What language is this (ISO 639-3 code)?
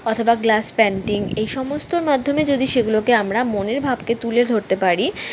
ben